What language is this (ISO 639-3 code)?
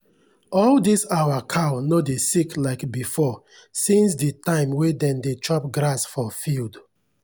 pcm